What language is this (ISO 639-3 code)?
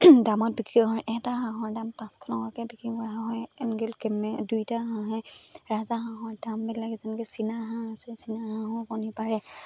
asm